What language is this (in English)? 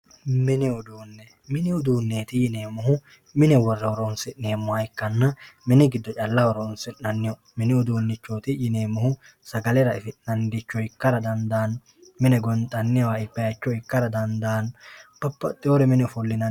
Sidamo